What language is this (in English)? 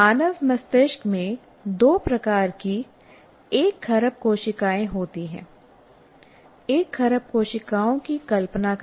Hindi